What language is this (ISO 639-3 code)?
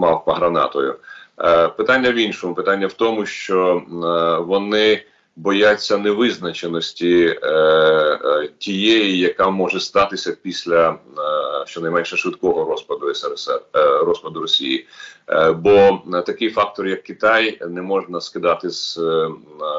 ukr